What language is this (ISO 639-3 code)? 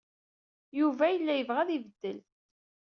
kab